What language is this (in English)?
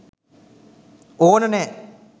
Sinhala